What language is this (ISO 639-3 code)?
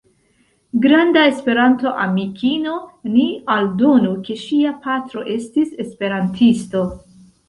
epo